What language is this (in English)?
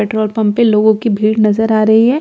Hindi